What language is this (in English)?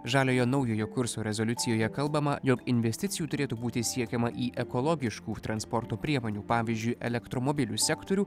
Lithuanian